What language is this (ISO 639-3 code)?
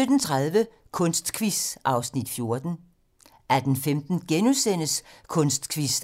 dan